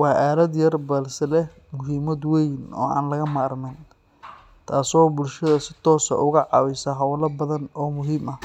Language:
Somali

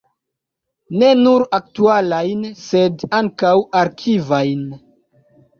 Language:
Esperanto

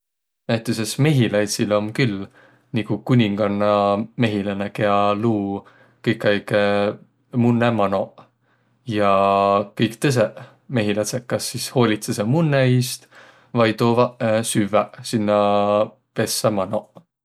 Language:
Võro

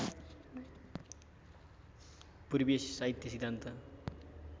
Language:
Nepali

